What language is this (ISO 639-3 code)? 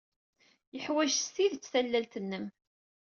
kab